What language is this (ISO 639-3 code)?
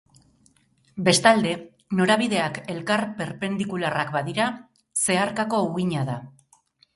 eus